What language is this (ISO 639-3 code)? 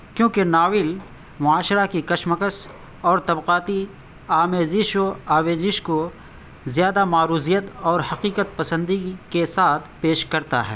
urd